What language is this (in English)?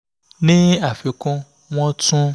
Yoruba